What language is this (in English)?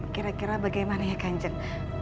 Indonesian